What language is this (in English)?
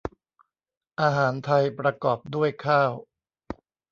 Thai